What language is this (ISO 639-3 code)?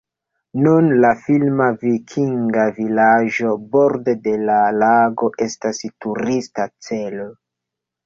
epo